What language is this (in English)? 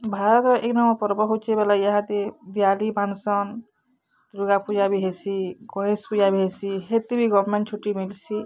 Odia